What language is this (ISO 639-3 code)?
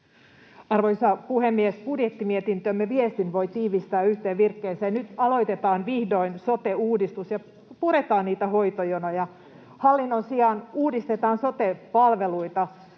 fin